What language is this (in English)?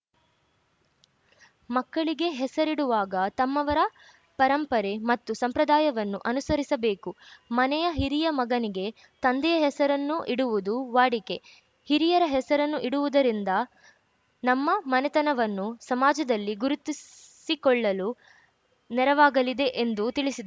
Kannada